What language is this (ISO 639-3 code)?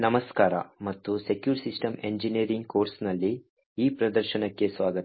kan